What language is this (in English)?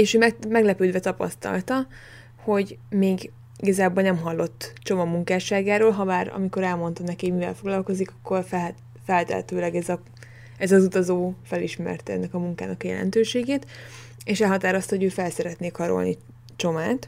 Hungarian